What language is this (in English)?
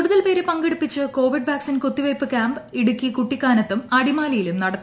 Malayalam